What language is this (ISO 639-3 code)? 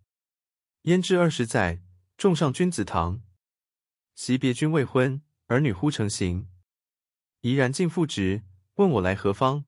zho